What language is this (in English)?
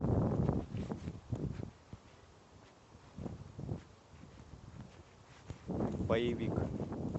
Russian